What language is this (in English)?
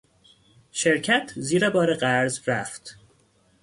Persian